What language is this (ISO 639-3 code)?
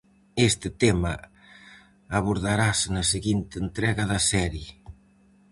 glg